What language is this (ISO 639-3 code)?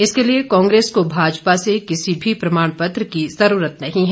hin